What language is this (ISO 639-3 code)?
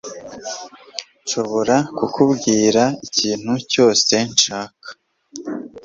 kin